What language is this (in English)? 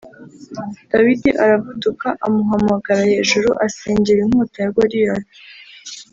Kinyarwanda